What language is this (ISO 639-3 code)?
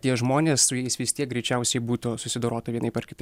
lit